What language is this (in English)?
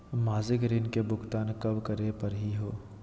Magahi